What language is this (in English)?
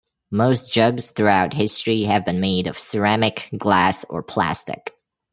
English